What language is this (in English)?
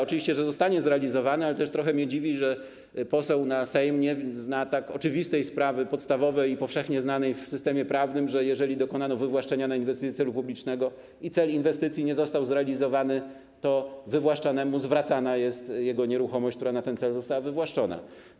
Polish